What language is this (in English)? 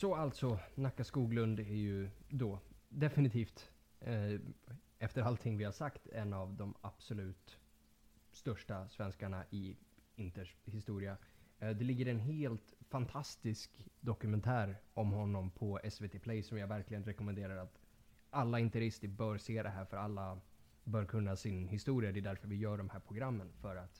Swedish